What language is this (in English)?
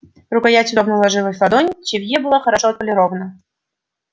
Russian